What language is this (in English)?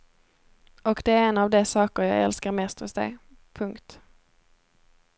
Swedish